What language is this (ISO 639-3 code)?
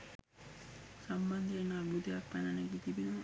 sin